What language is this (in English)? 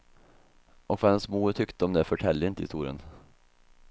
Swedish